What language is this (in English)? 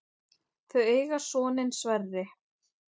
Icelandic